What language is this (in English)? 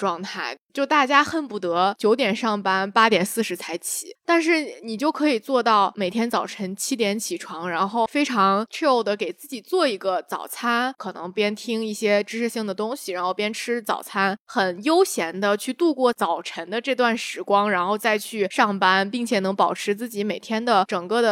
Chinese